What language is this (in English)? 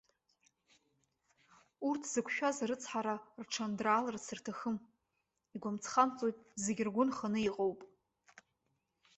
Abkhazian